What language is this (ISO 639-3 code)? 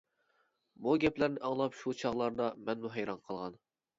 uig